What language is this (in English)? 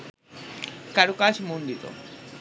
Bangla